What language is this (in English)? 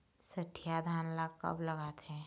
Chhattisgarhi